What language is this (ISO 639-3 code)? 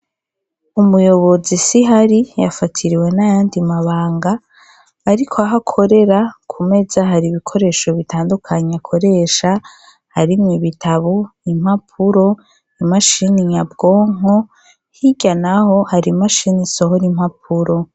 run